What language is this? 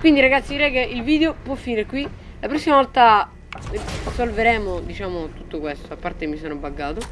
Italian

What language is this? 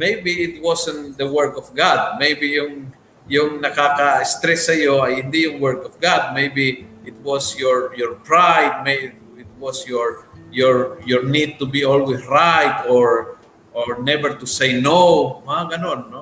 Filipino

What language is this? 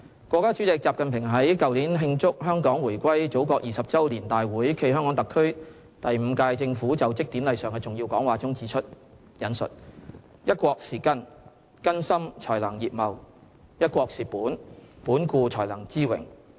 Cantonese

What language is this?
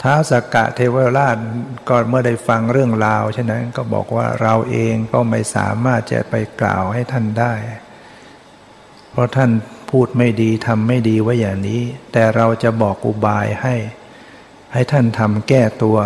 Thai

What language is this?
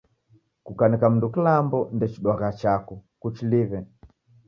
Taita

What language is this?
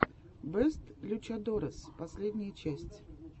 Russian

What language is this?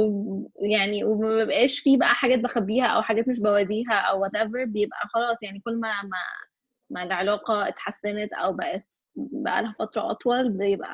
Arabic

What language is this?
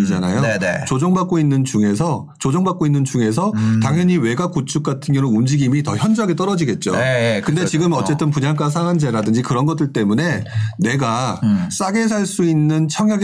Korean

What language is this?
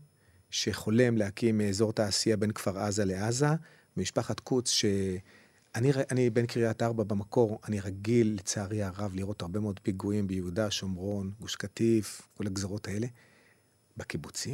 Hebrew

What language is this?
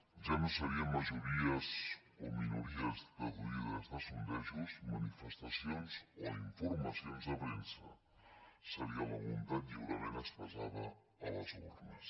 Catalan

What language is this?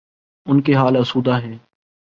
Urdu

